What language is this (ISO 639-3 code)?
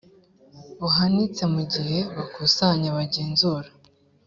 kin